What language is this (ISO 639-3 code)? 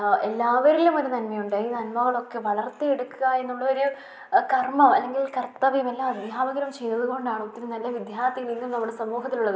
mal